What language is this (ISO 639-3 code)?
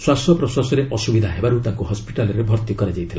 ori